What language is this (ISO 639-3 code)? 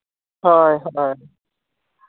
sat